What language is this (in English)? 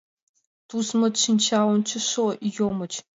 Mari